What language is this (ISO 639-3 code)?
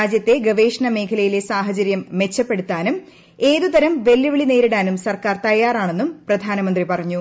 mal